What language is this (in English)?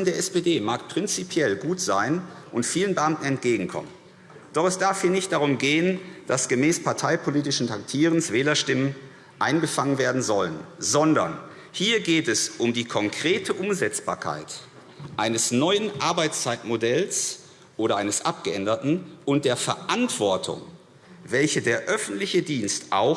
German